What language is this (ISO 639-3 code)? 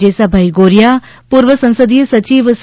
guj